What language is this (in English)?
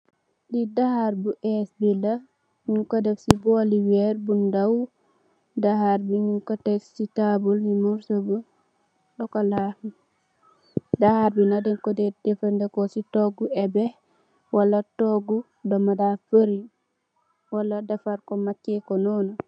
Wolof